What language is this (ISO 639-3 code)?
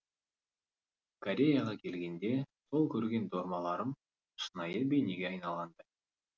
kaz